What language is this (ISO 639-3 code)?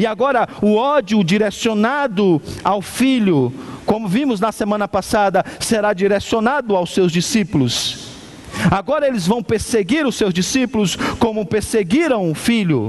por